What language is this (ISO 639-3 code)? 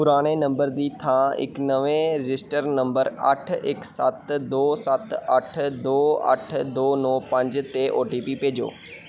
pan